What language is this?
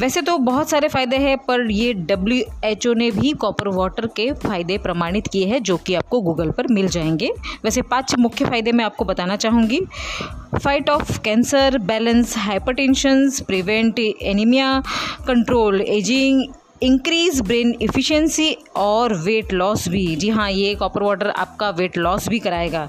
Hindi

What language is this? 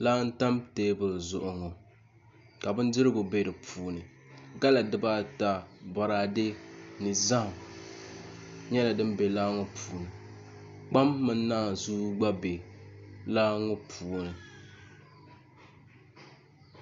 Dagbani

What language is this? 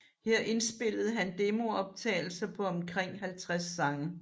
Danish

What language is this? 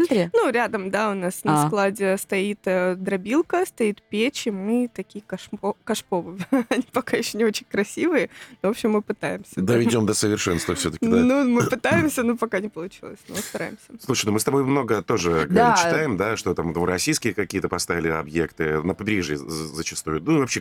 Russian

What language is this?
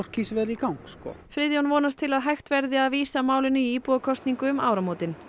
Icelandic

